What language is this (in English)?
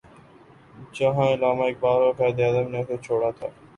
Urdu